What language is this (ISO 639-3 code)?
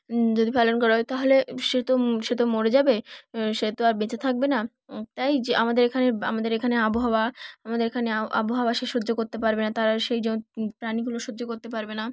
ben